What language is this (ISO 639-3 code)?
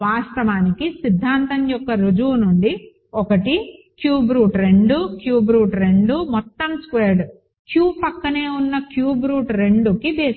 tel